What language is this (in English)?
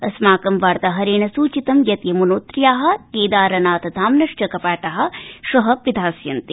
Sanskrit